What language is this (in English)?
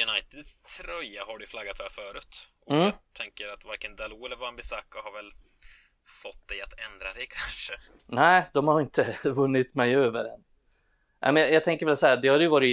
Swedish